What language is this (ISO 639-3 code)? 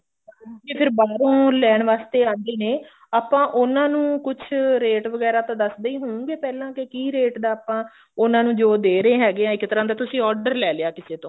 pan